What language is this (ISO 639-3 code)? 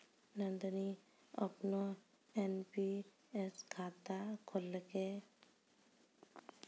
mai